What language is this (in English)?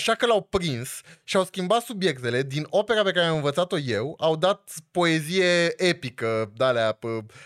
Romanian